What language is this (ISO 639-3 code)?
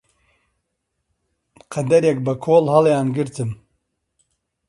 ckb